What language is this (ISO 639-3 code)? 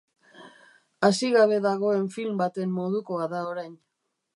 eus